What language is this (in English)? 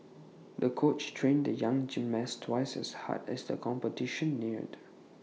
English